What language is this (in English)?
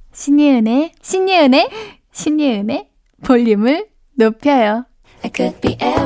Korean